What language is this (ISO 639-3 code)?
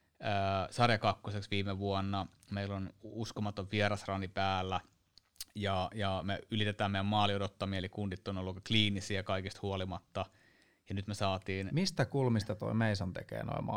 fin